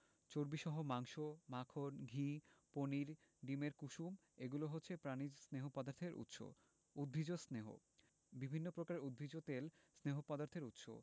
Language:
Bangla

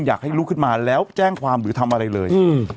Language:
Thai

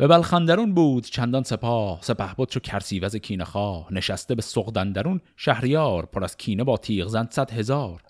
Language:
Persian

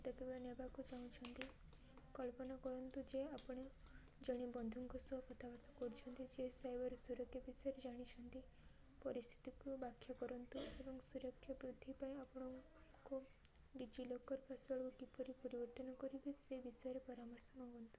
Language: Odia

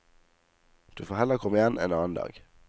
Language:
Norwegian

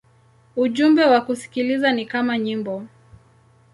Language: Swahili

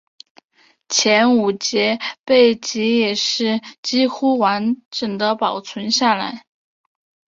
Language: Chinese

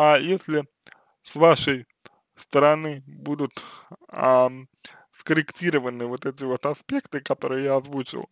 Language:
Russian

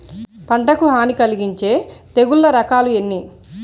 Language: Telugu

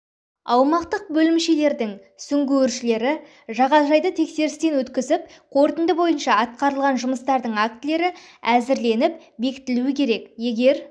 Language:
Kazakh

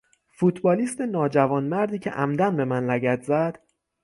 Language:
Persian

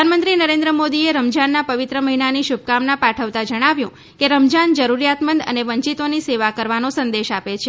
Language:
Gujarati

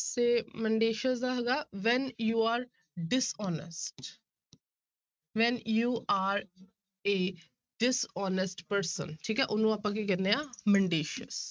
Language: Punjabi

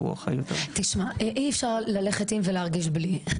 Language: Hebrew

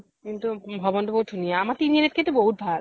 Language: Assamese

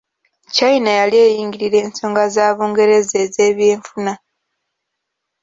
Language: Ganda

